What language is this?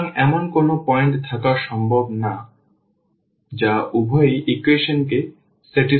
Bangla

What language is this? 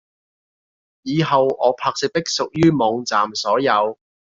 Cantonese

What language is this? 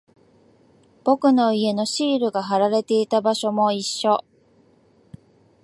Japanese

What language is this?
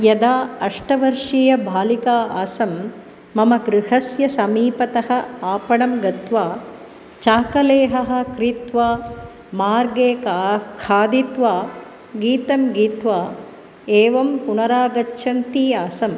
Sanskrit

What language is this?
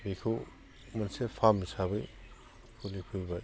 Bodo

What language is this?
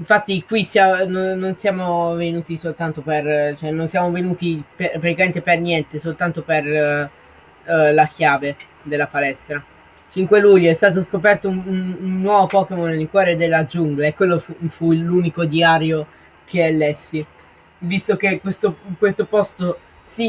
Italian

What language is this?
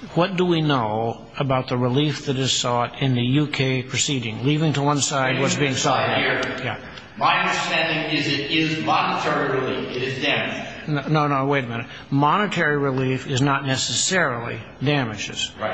English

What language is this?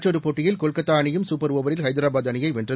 Tamil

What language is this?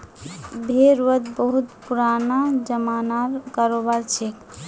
Magahi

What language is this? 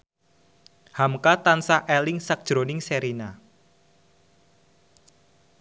Javanese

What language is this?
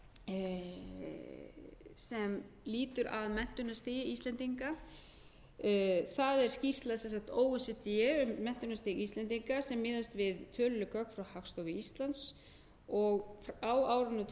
Icelandic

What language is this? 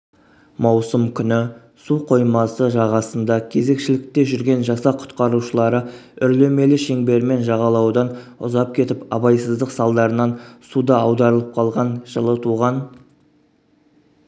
Kazakh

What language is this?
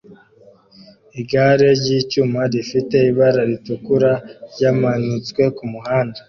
Kinyarwanda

